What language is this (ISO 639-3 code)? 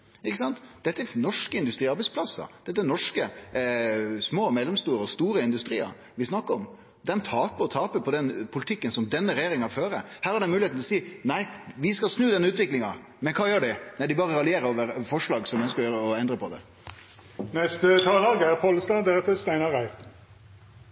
nno